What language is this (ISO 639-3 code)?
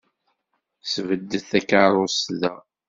kab